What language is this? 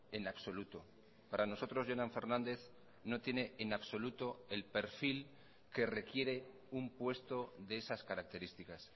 Spanish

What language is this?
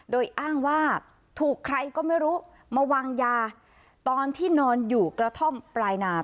Thai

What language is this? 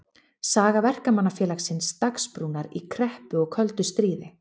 Icelandic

